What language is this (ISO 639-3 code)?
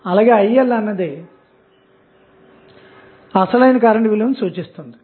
tel